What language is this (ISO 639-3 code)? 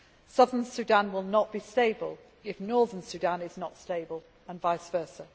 eng